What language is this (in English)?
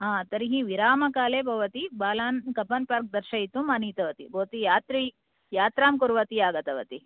Sanskrit